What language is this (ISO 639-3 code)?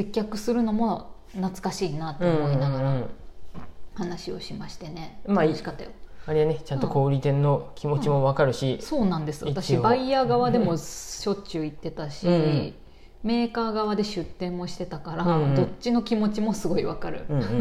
jpn